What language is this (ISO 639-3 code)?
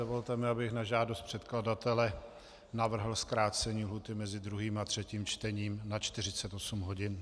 ces